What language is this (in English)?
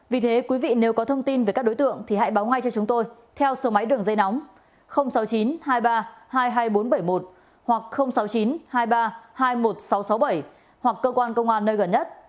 Vietnamese